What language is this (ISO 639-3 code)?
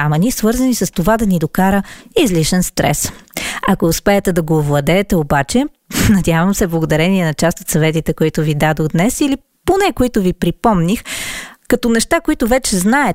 bul